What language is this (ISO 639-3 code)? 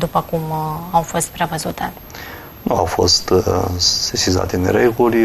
ron